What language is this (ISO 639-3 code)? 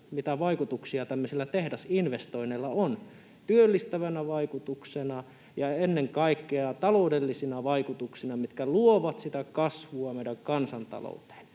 fin